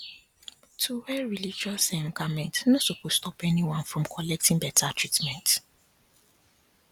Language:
Nigerian Pidgin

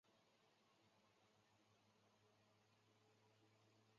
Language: Chinese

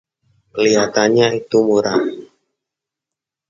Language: Indonesian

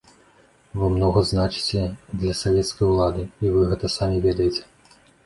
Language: Belarusian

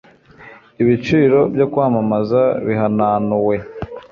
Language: Kinyarwanda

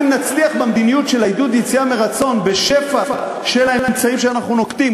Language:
Hebrew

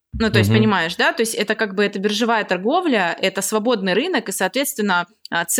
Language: Russian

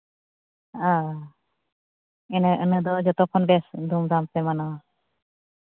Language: Santali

